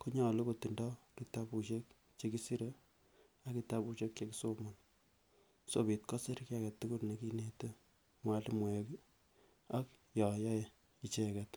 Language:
Kalenjin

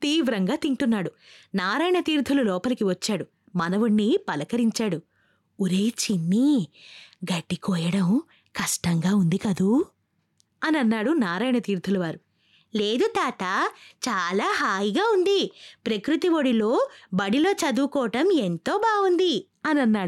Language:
Telugu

